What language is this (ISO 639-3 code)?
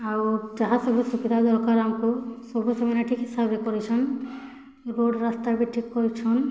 ori